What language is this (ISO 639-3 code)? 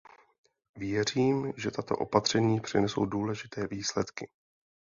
ces